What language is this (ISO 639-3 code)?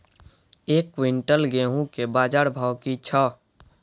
mai